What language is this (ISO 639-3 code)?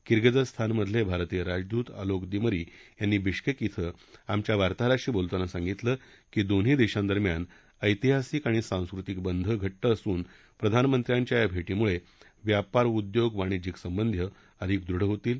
mar